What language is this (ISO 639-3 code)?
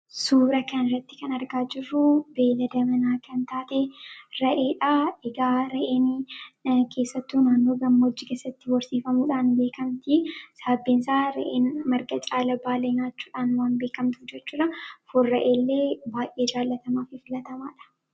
orm